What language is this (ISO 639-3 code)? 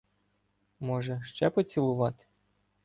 ukr